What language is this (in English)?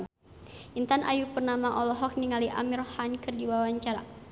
Sundanese